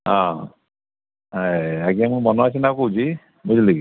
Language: Odia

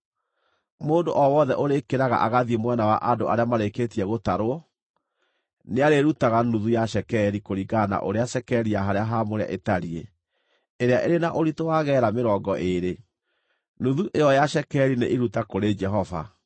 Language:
Kikuyu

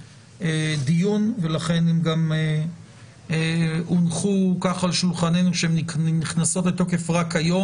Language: Hebrew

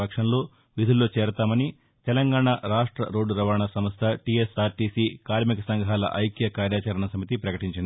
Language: Telugu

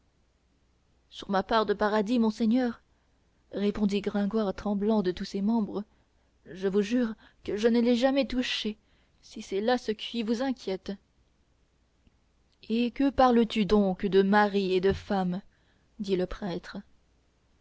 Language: French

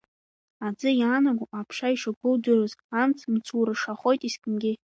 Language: Abkhazian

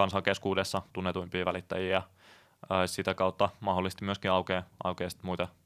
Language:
Finnish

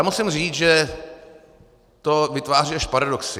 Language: Czech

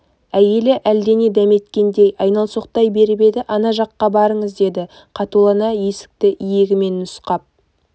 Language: Kazakh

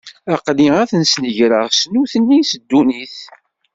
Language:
Kabyle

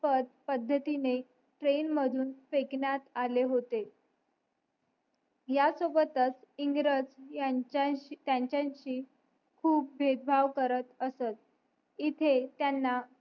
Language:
Marathi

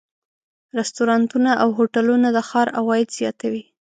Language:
Pashto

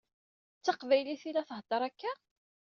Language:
Kabyle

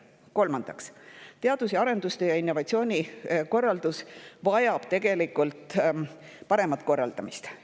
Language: Estonian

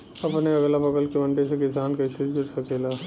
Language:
Bhojpuri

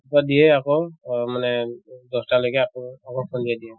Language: Assamese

